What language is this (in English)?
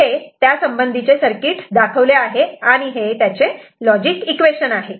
Marathi